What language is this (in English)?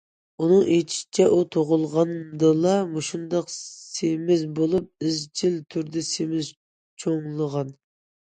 Uyghur